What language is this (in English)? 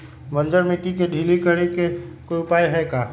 Magahi